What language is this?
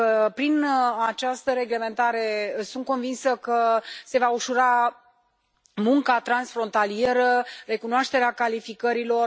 Romanian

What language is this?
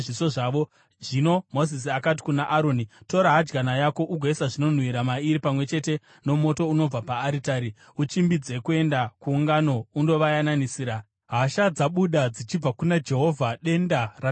Shona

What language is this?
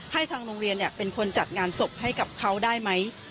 Thai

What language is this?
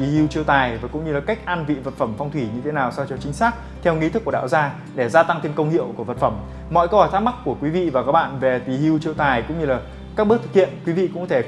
Vietnamese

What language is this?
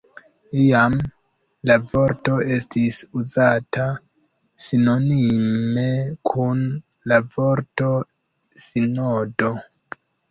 Esperanto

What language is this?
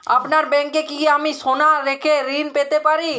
Bangla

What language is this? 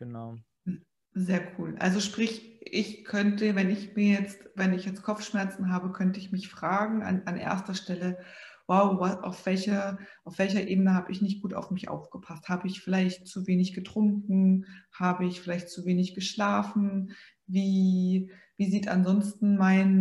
German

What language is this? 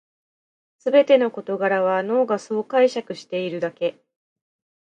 Japanese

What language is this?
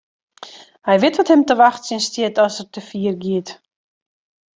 Western Frisian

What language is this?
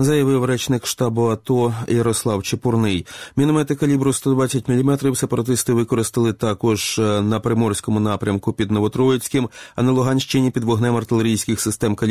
Ukrainian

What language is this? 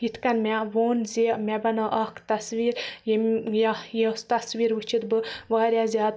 Kashmiri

